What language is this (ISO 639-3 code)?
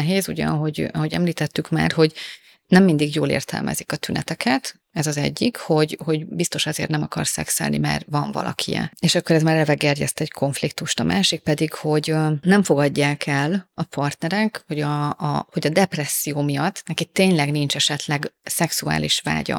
hun